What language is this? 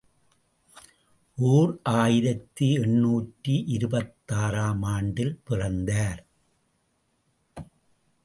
Tamil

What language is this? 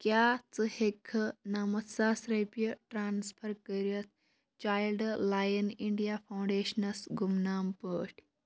Kashmiri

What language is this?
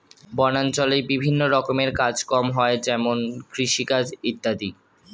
Bangla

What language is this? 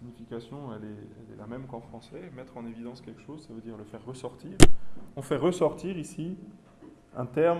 French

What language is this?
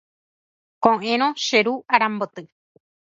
Guarani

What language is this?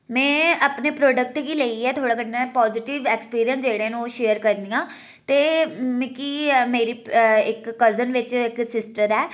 Dogri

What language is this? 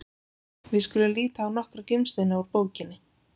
Icelandic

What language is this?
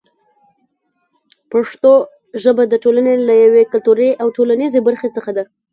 Pashto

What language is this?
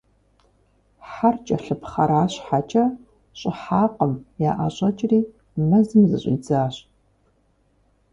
Kabardian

